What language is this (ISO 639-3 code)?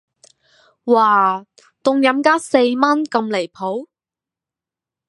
yue